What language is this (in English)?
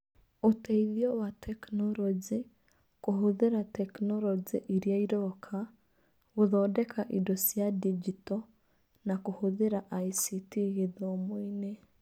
Kikuyu